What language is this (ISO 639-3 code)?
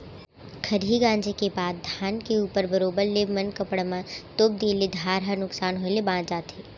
hne